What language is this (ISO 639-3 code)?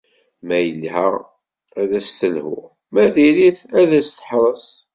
kab